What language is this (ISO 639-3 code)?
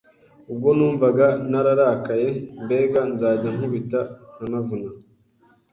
kin